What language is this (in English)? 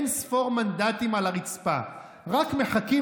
Hebrew